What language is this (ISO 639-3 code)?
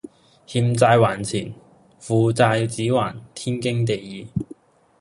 yue